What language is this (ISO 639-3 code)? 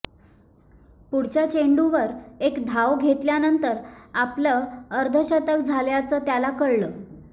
mar